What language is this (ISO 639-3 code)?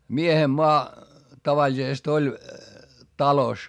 fin